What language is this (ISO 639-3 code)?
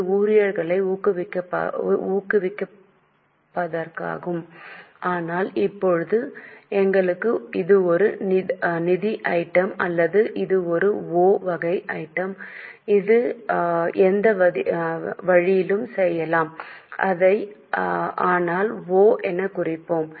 tam